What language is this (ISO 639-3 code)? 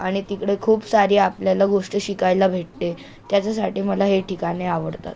mar